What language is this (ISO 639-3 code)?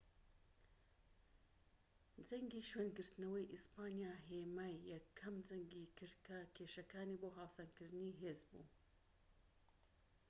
ckb